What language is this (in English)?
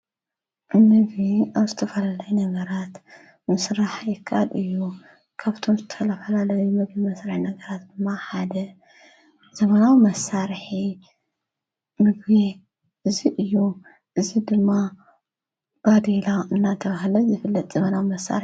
Tigrinya